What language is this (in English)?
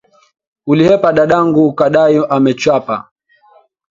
Swahili